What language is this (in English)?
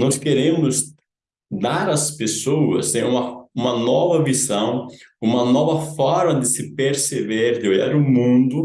Portuguese